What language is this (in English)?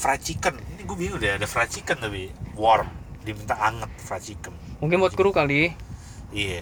Indonesian